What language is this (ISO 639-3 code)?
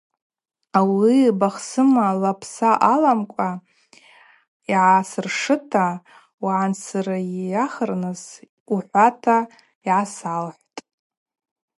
abq